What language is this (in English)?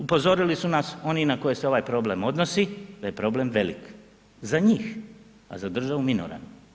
Croatian